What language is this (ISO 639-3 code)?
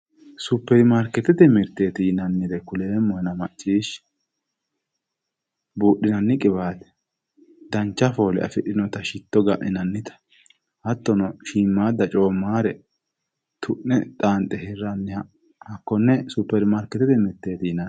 sid